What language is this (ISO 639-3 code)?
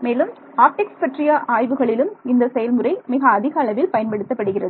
tam